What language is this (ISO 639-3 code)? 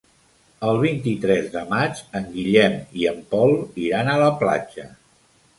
cat